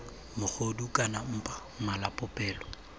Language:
Tswana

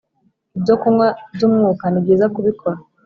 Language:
Kinyarwanda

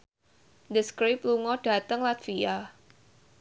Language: Javanese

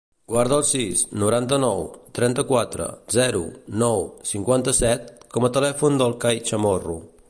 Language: Catalan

